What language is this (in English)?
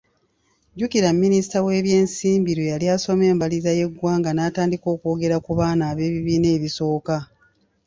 Ganda